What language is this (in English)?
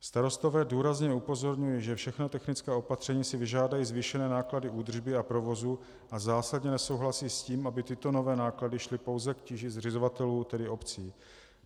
Czech